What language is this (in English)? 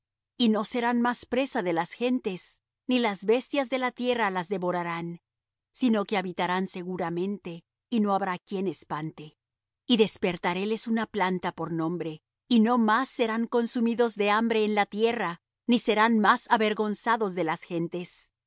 Spanish